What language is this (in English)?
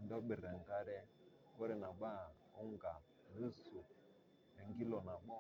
Masai